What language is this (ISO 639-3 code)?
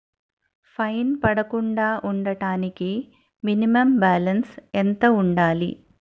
tel